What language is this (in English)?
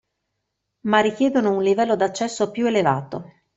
Italian